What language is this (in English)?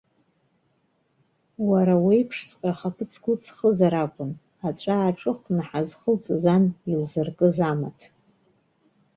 Abkhazian